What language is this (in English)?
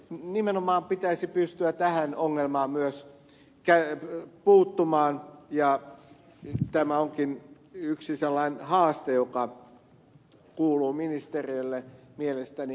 Finnish